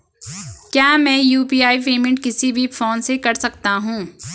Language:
Hindi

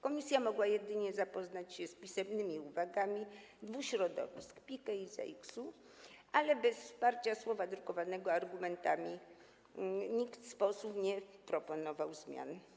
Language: Polish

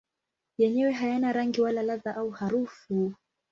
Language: Swahili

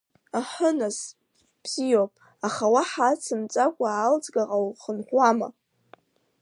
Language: Abkhazian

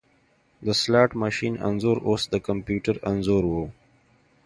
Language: Pashto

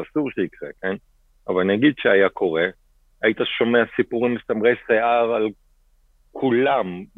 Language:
Hebrew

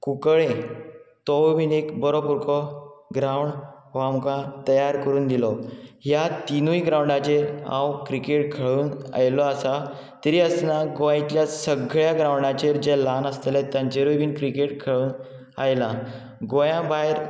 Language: Konkani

